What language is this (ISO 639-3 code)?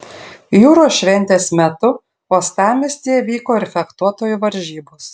lit